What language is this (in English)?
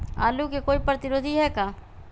Magahi